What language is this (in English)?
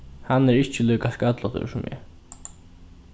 Faroese